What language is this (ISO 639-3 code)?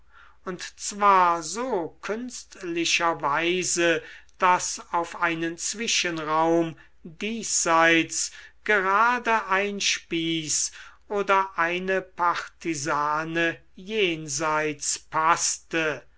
deu